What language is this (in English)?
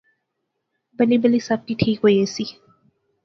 Pahari-Potwari